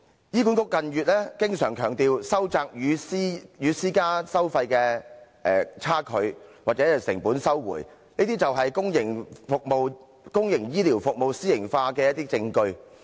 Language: Cantonese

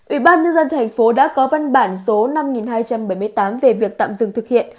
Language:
Vietnamese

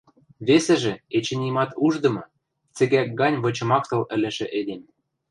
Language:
Western Mari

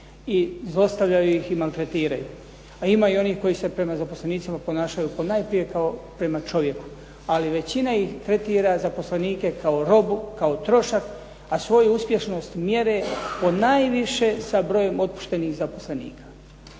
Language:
Croatian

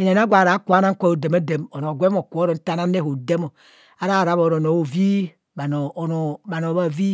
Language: Kohumono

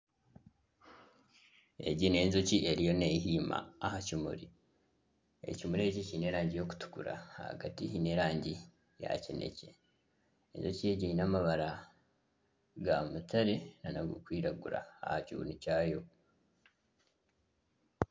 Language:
Nyankole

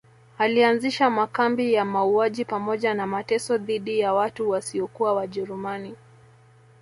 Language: Swahili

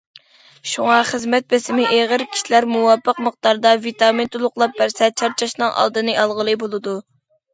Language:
Uyghur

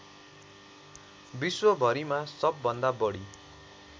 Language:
Nepali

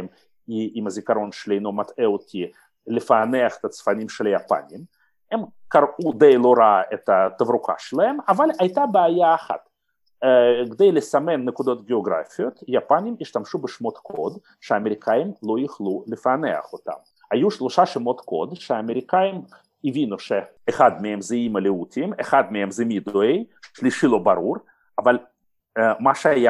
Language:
Hebrew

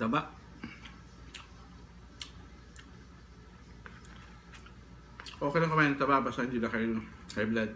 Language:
Filipino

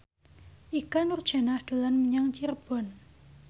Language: Javanese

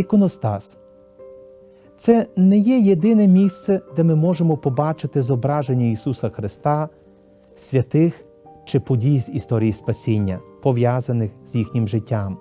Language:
Ukrainian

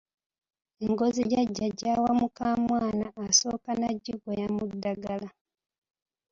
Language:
Ganda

